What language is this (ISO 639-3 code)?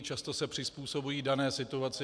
ces